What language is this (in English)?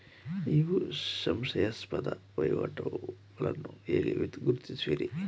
Kannada